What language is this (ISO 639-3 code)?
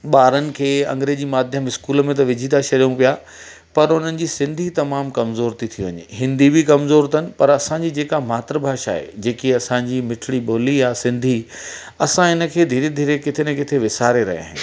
snd